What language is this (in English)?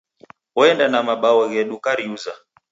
Taita